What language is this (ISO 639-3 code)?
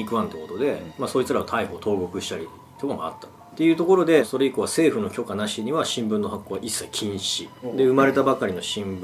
jpn